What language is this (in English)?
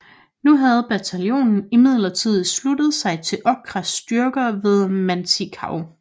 Danish